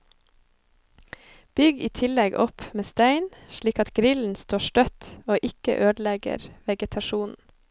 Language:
Norwegian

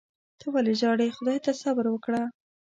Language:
Pashto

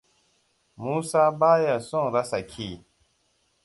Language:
Hausa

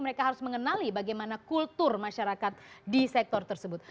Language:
Indonesian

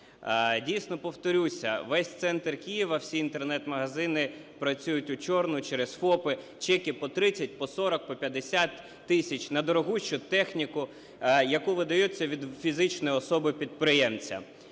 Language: Ukrainian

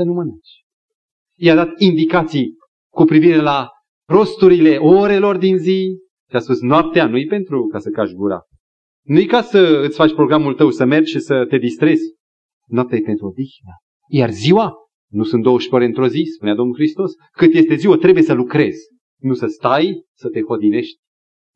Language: Romanian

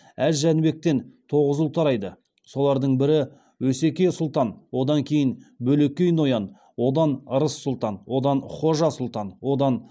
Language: Kazakh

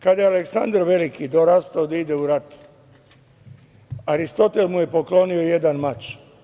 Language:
Serbian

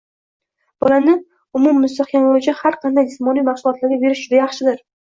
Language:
Uzbek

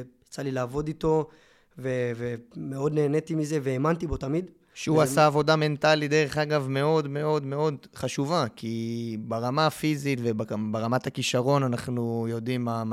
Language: Hebrew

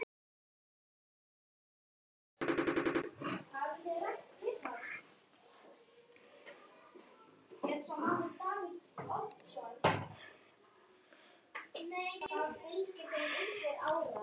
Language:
Icelandic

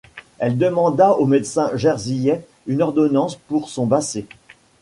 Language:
French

